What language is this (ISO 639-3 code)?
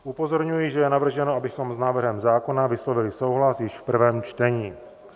ces